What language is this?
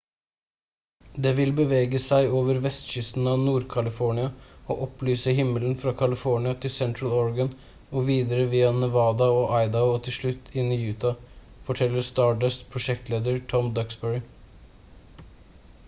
Norwegian Bokmål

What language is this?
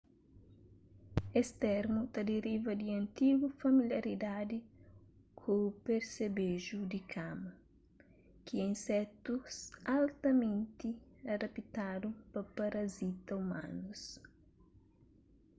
Kabuverdianu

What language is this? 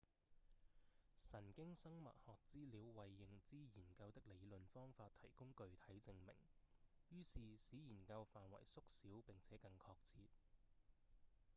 Cantonese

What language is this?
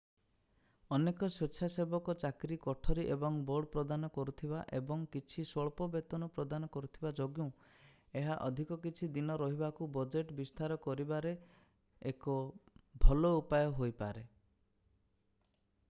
Odia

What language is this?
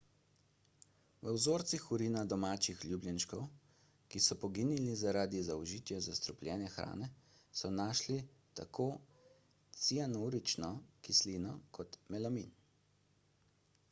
Slovenian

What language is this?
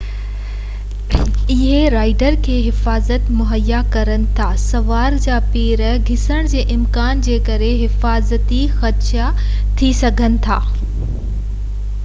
Sindhi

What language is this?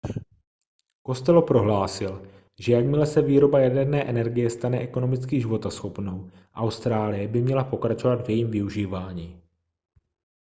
Czech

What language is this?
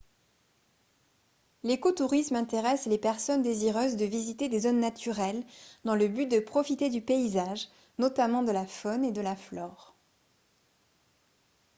French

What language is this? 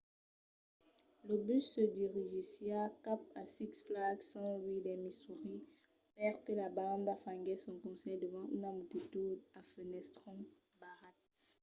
Occitan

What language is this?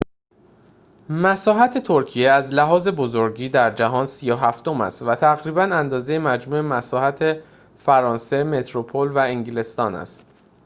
Persian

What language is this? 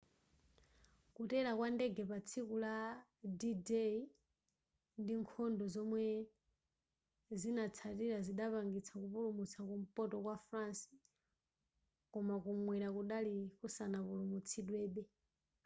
Nyanja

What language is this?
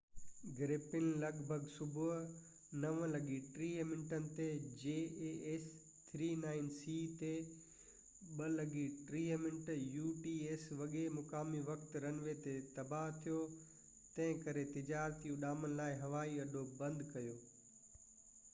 Sindhi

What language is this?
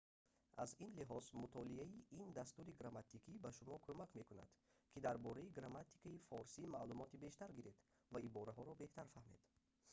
Tajik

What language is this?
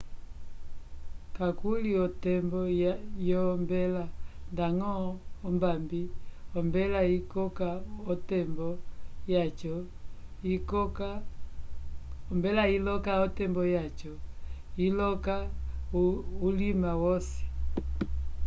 Umbundu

